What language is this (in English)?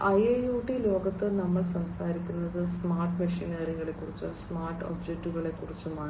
Malayalam